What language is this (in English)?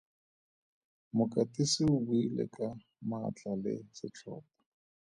Tswana